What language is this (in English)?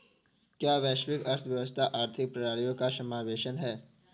Hindi